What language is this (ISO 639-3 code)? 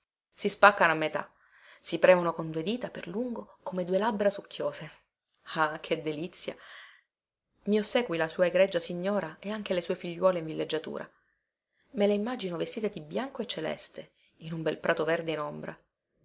ita